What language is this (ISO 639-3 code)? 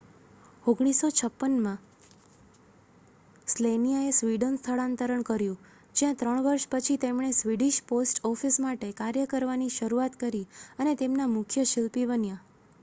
guj